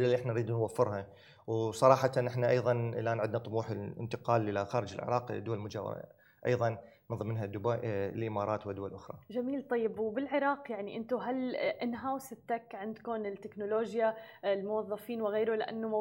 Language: Arabic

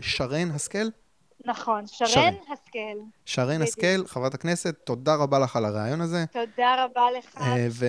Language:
Hebrew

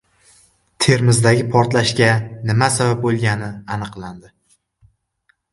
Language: Uzbek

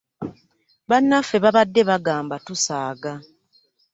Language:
Ganda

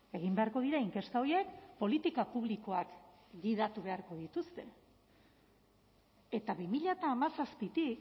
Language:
Basque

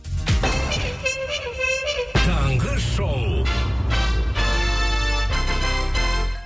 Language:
Kazakh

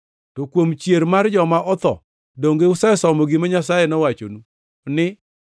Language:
Luo (Kenya and Tanzania)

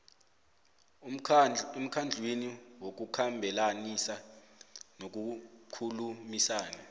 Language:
South Ndebele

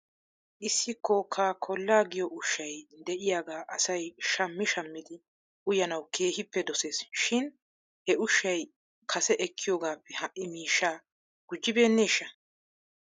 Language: Wolaytta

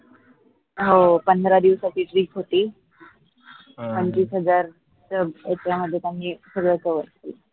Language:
Marathi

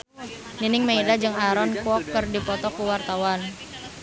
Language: Sundanese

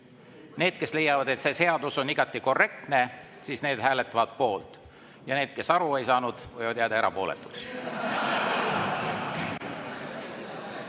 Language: Estonian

